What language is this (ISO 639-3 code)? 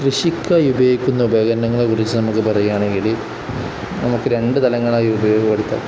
mal